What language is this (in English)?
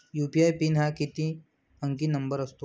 Marathi